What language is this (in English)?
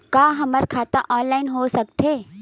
Chhattisgarhi